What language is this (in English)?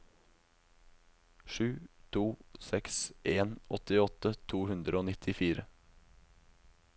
Norwegian